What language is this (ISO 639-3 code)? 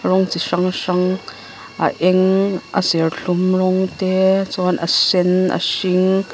lus